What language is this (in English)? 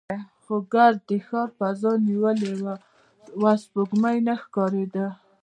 Pashto